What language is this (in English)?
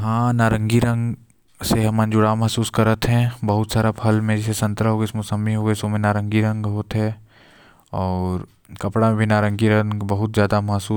Korwa